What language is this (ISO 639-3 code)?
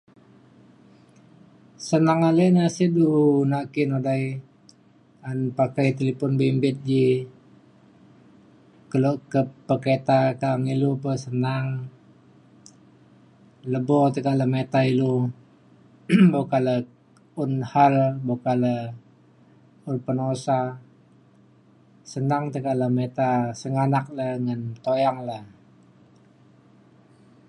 xkl